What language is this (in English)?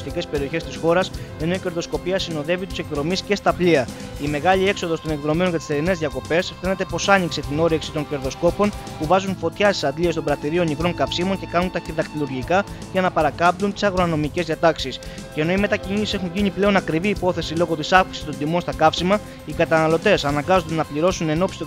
Greek